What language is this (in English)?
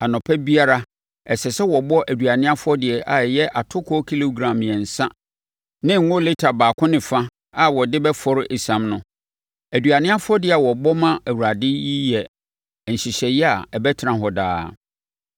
Akan